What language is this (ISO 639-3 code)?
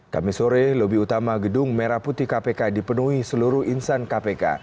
ind